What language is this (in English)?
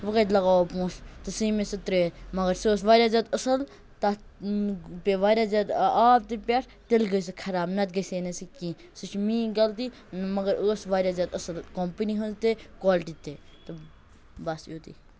Kashmiri